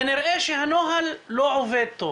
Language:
Hebrew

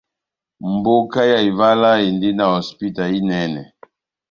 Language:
Batanga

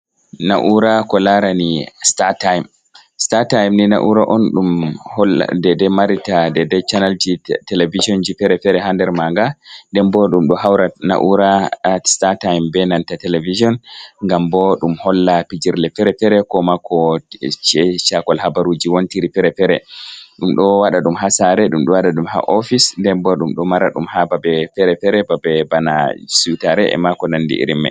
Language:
Fula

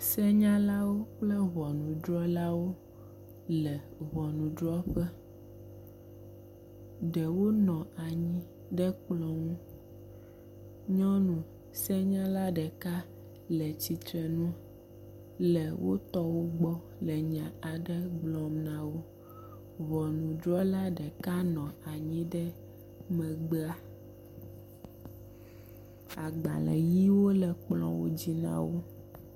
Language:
Ewe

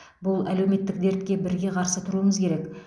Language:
Kazakh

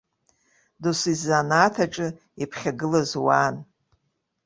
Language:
Abkhazian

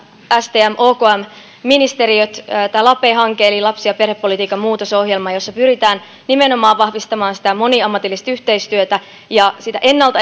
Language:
Finnish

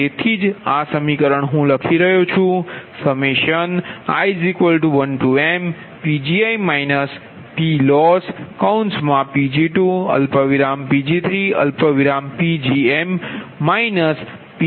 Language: Gujarati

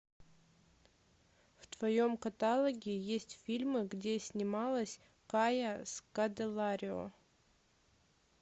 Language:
Russian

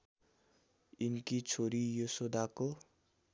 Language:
Nepali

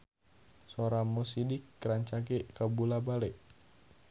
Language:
Sundanese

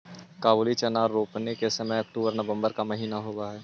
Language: Magahi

